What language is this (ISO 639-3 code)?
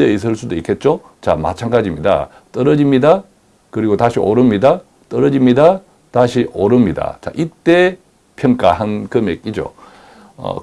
kor